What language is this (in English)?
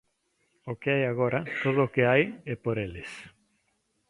Galician